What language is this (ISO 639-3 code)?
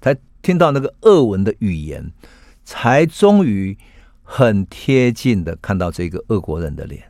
zho